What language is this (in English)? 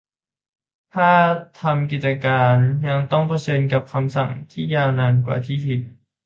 Thai